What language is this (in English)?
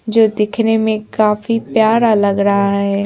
Hindi